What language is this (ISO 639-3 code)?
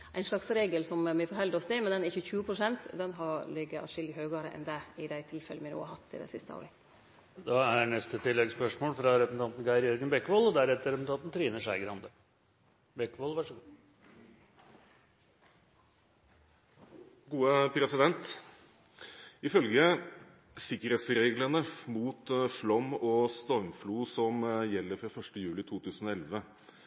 nor